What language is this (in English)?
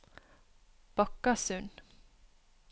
Norwegian